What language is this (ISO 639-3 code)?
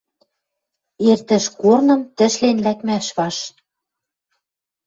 mrj